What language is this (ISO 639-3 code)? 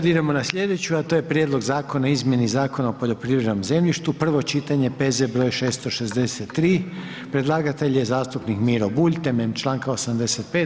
hrv